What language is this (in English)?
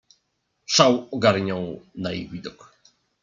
Polish